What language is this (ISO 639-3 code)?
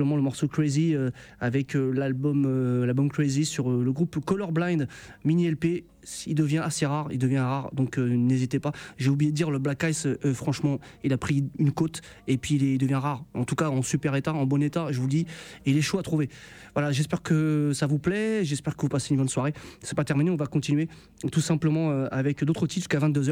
fra